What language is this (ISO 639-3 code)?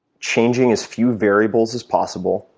eng